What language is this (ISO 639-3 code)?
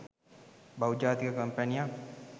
sin